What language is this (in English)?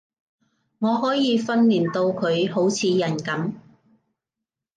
Cantonese